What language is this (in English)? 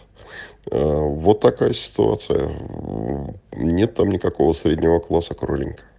Russian